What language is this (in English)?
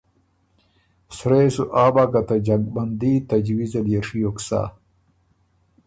Ormuri